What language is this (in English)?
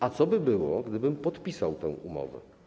Polish